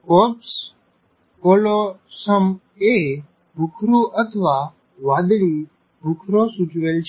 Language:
Gujarati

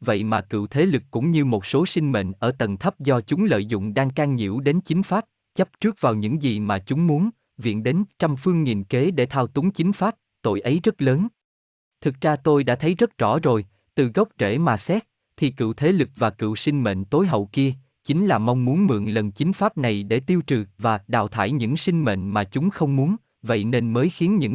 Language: Vietnamese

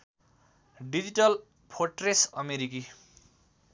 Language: Nepali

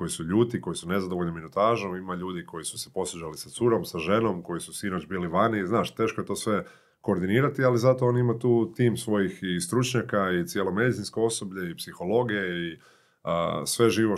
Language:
Croatian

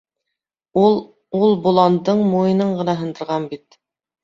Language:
Bashkir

